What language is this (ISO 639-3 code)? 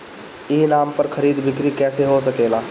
bho